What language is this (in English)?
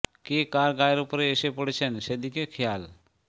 Bangla